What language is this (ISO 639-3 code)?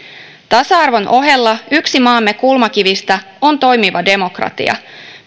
fin